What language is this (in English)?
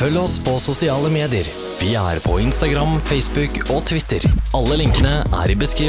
Norwegian